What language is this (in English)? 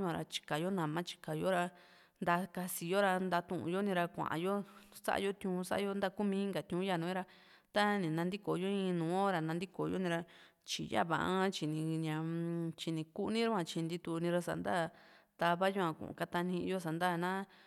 Juxtlahuaca Mixtec